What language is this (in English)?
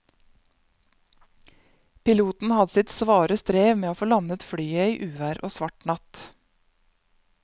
Norwegian